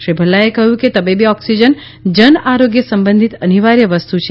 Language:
Gujarati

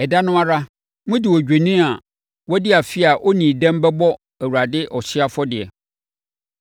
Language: Akan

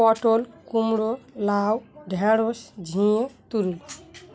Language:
Bangla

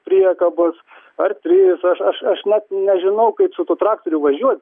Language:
Lithuanian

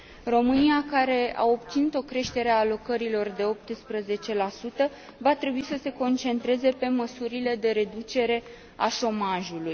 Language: Romanian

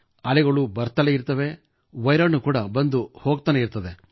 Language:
Kannada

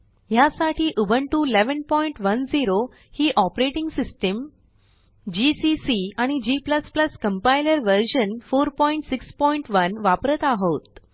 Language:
Marathi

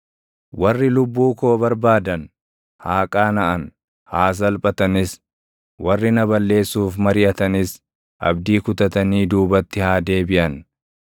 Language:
Oromo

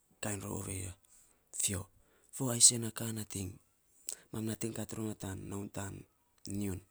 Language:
Saposa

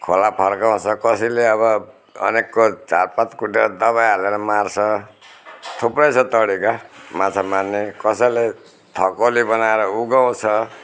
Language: Nepali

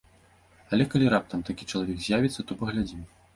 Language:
Belarusian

